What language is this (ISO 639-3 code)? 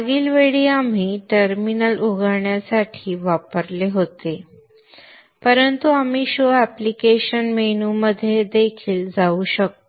mar